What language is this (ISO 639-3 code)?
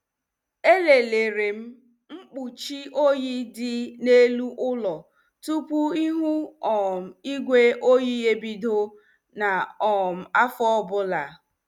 ibo